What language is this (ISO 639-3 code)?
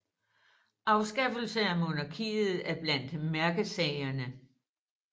dan